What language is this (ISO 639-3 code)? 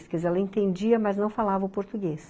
por